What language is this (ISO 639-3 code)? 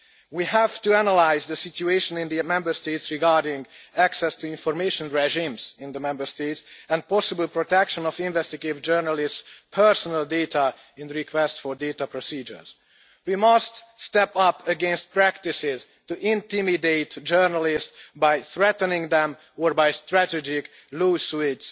eng